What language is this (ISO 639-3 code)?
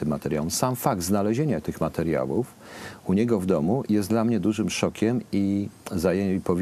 pol